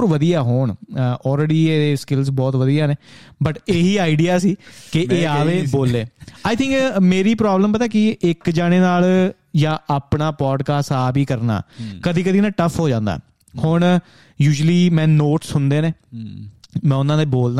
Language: Punjabi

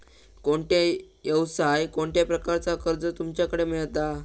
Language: Marathi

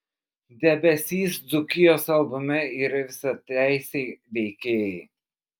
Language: Lithuanian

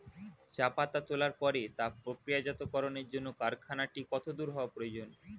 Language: Bangla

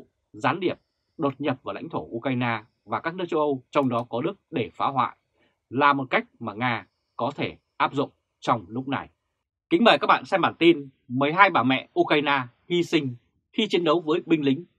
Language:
Vietnamese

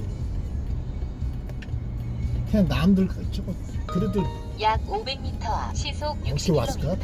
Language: Korean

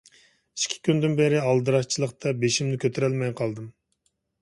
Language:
Uyghur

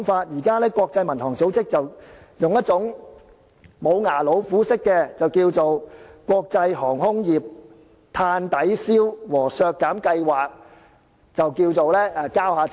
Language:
Cantonese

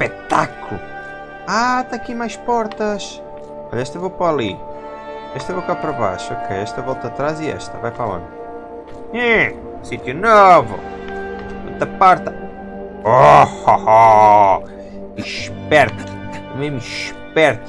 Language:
Portuguese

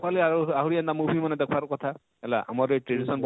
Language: Odia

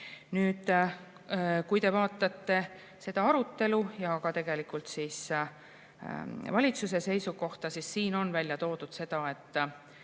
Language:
Estonian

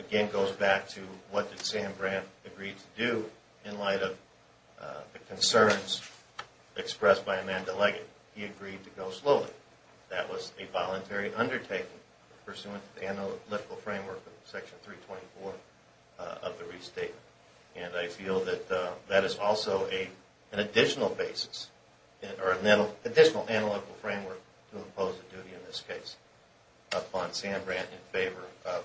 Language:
English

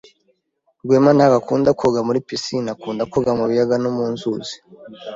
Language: Kinyarwanda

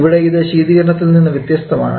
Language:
Malayalam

